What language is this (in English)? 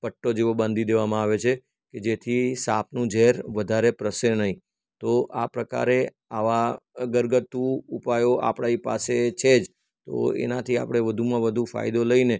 Gujarati